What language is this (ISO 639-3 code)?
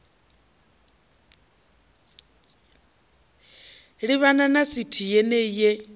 ven